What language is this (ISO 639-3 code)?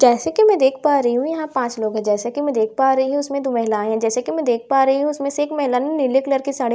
hin